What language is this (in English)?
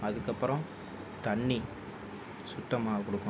Tamil